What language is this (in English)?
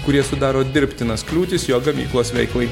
Lithuanian